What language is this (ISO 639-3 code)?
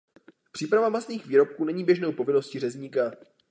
ces